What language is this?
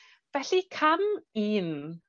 Welsh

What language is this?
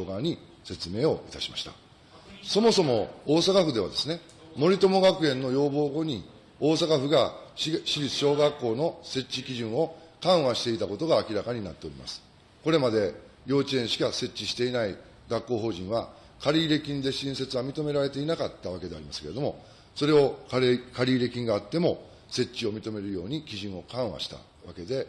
Japanese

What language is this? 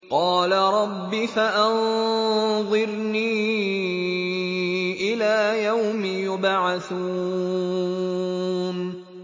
Arabic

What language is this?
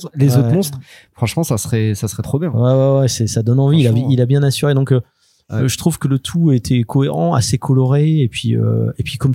French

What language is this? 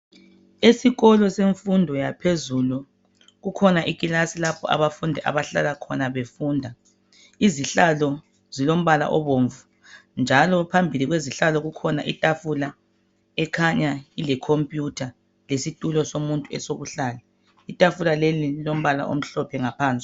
North Ndebele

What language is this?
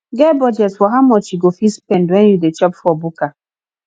Nigerian Pidgin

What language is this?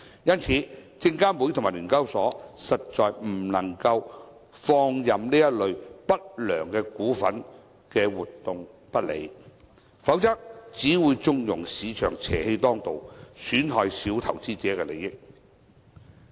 Cantonese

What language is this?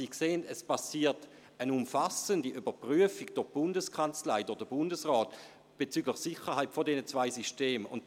Swiss German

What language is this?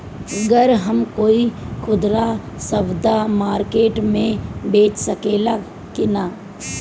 Bhojpuri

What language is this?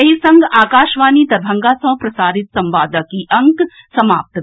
Maithili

